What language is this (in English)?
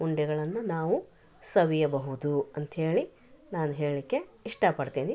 Kannada